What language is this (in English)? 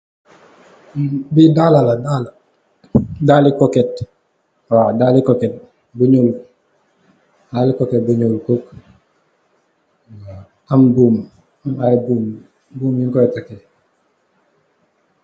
Wolof